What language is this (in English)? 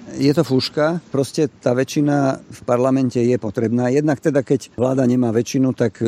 Slovak